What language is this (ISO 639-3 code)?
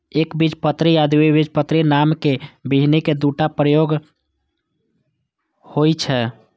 mai